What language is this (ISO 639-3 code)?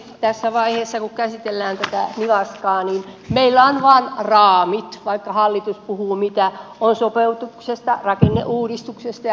fin